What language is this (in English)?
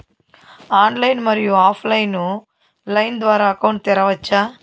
Telugu